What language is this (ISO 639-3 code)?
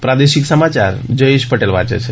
guj